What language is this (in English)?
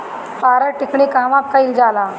Bhojpuri